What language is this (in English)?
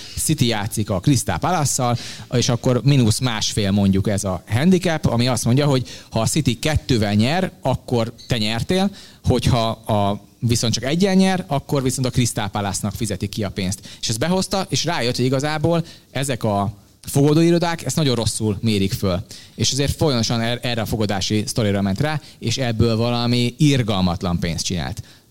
Hungarian